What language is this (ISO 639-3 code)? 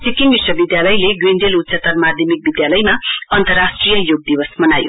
nep